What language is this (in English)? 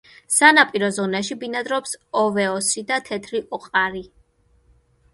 Georgian